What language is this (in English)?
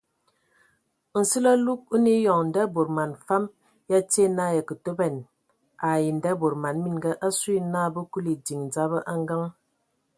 Ewondo